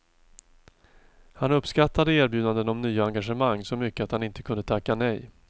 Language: Swedish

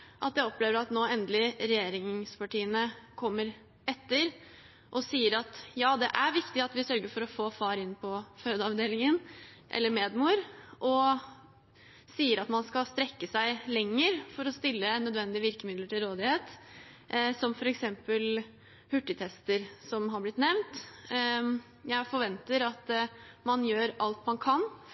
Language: Norwegian Bokmål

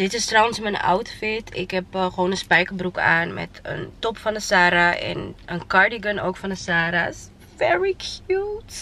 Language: Dutch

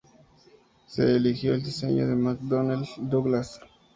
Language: Spanish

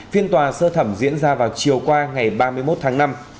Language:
Vietnamese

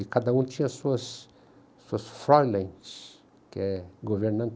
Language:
Portuguese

